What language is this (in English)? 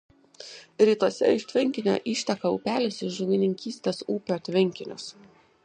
Lithuanian